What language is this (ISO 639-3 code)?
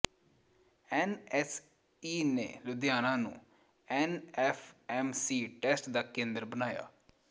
pan